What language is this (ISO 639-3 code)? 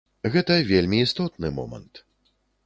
bel